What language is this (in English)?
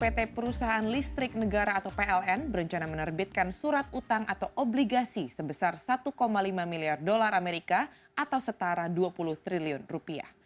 Indonesian